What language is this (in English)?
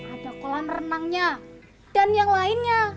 Indonesian